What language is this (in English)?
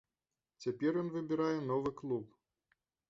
Belarusian